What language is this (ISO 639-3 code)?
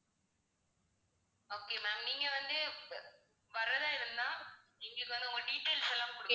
tam